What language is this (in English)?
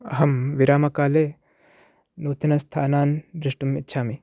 Sanskrit